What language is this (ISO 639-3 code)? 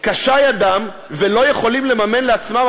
heb